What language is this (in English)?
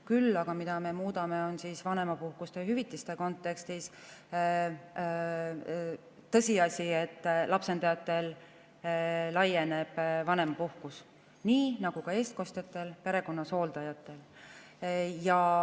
Estonian